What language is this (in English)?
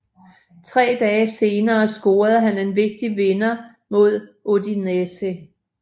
Danish